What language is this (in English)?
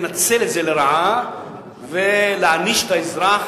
Hebrew